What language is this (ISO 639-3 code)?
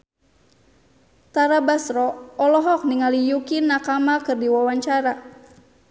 sun